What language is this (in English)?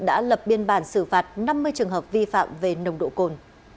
Vietnamese